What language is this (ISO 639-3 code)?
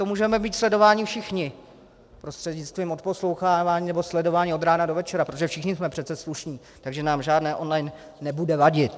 ces